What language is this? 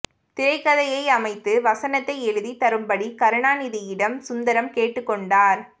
Tamil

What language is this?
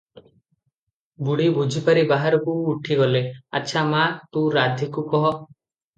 Odia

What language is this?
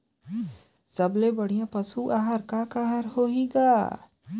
Chhattisgarhi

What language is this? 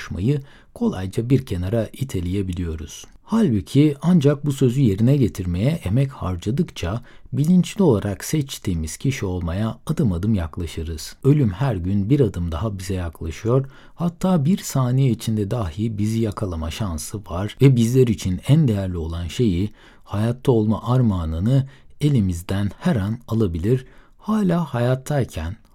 Turkish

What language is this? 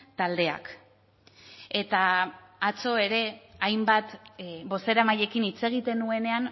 Basque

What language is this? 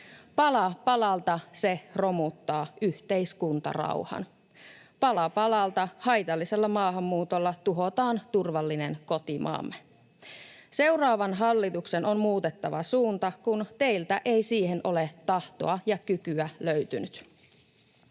Finnish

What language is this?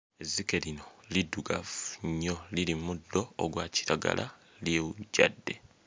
Ganda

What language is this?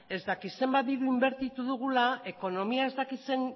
Basque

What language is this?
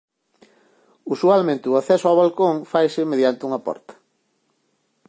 Galician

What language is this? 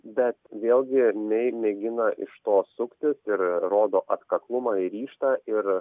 Lithuanian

